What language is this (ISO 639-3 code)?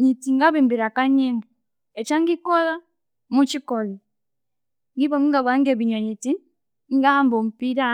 koo